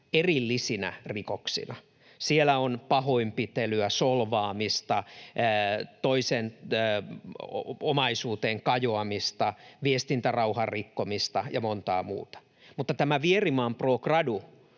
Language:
Finnish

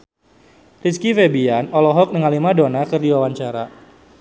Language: Sundanese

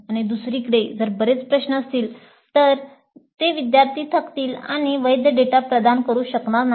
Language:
Marathi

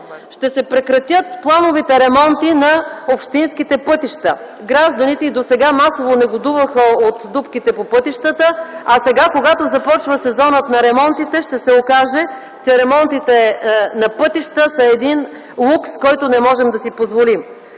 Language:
Bulgarian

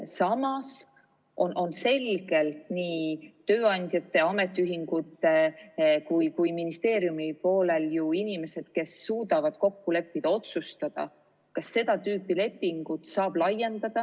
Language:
Estonian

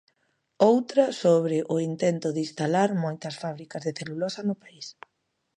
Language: Galician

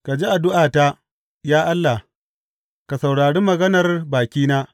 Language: Hausa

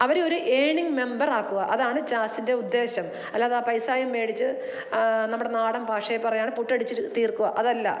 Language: Malayalam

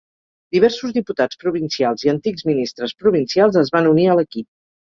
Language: Catalan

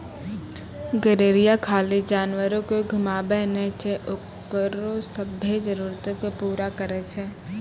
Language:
Maithili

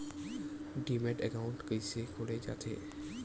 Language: Chhattisgarhi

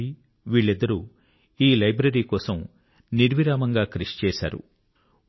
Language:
Telugu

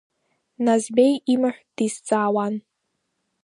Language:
Abkhazian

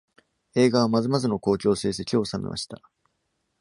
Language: Japanese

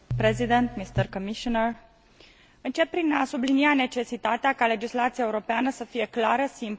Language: Romanian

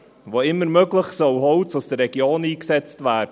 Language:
Swiss German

